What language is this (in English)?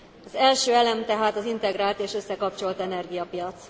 Hungarian